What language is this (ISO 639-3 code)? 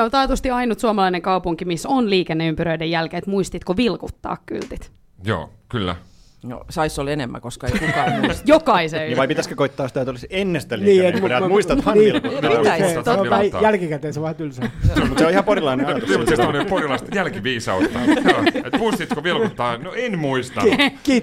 fin